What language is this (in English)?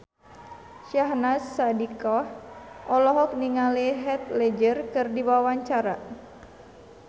Sundanese